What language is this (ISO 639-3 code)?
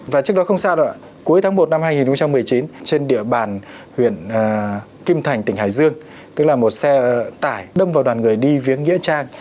vie